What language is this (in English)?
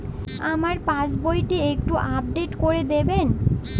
Bangla